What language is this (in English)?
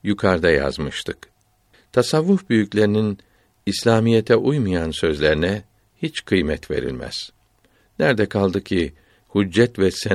Turkish